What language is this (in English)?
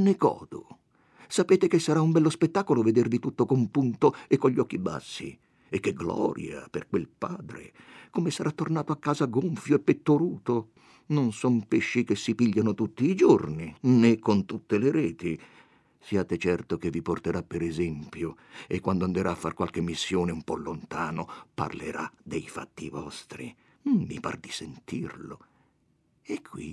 Italian